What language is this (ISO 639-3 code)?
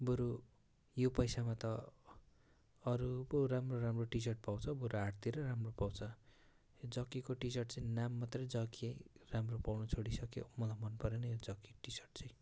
nep